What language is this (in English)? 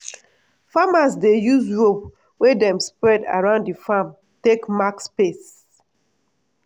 Nigerian Pidgin